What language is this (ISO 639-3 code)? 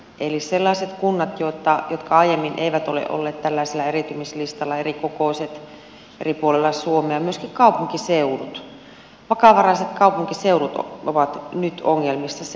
fin